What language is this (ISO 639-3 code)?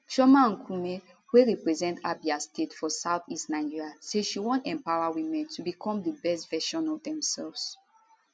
pcm